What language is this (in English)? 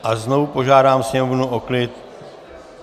Czech